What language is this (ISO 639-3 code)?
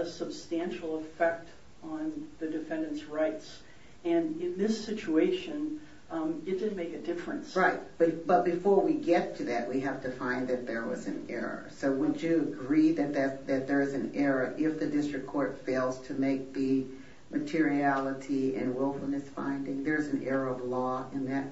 eng